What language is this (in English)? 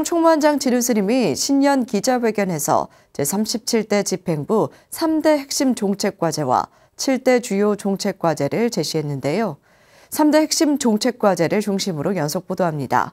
Korean